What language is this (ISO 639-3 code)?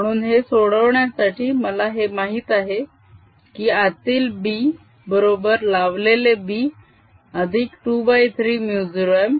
mar